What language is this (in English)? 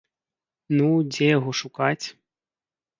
Belarusian